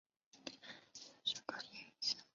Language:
Chinese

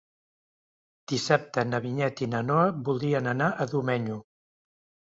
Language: Catalan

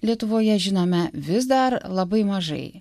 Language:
Lithuanian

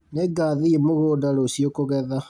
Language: Kikuyu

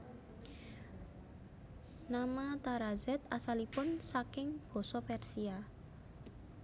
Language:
Javanese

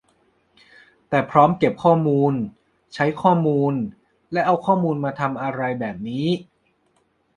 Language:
Thai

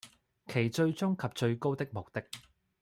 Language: Cantonese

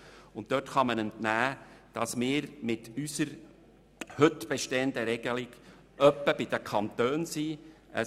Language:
Swiss German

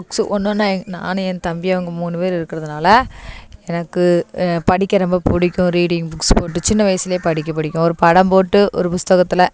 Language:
Tamil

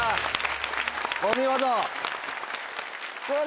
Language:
Japanese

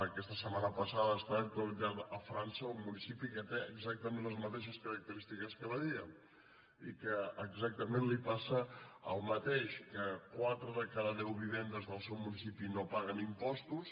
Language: Catalan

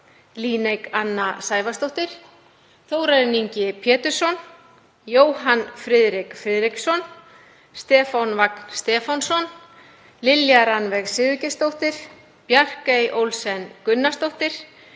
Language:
Icelandic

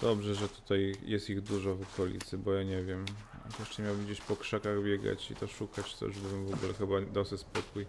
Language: Polish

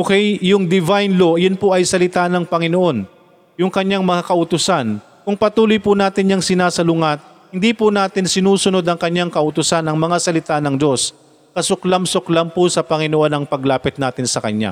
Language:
Filipino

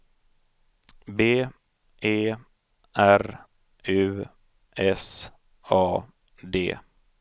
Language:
Swedish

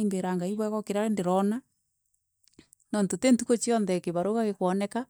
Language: Meru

